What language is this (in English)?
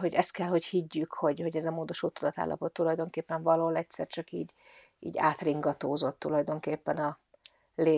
Hungarian